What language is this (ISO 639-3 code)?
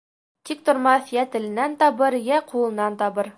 bak